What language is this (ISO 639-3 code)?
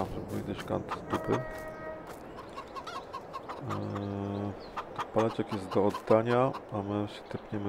pol